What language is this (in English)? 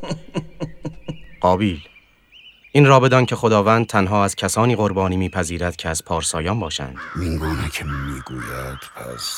Persian